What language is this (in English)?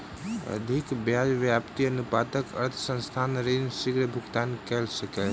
Maithili